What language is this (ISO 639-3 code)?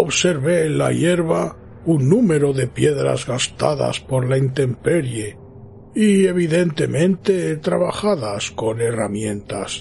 spa